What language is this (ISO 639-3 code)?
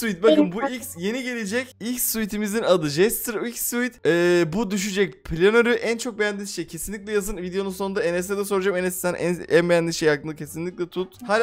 tur